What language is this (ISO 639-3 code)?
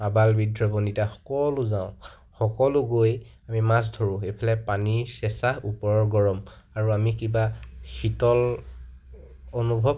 asm